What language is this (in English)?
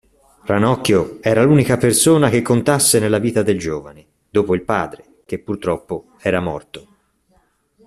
Italian